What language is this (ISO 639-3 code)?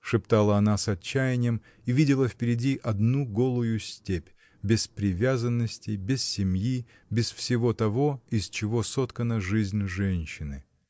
rus